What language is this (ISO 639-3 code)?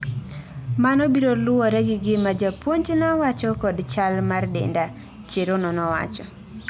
luo